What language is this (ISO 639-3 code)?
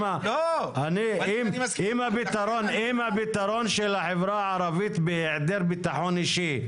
heb